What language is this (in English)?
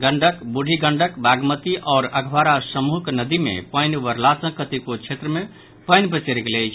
Maithili